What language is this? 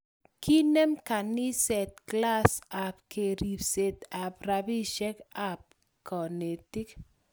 Kalenjin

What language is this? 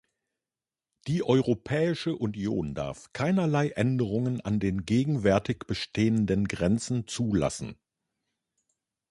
German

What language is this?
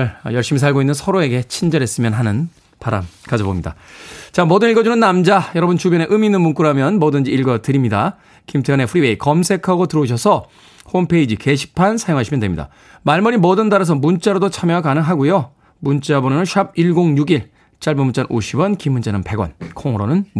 Korean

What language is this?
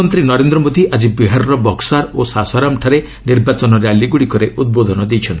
Odia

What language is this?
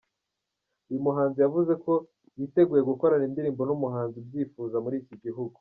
Kinyarwanda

